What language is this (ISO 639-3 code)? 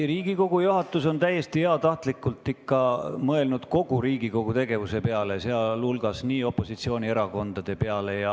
est